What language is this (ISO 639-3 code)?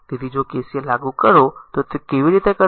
guj